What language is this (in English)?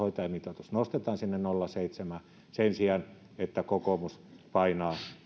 Finnish